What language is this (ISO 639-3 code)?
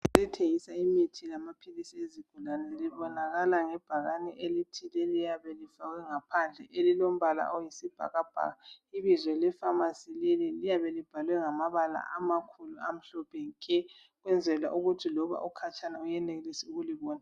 nde